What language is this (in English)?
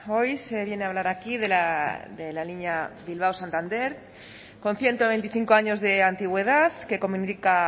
Spanish